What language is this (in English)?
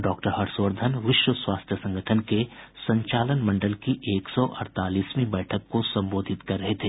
Hindi